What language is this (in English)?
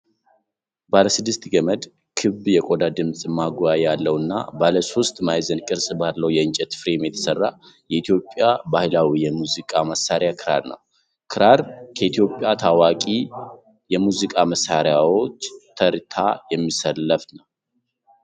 Amharic